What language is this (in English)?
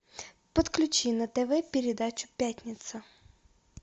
Russian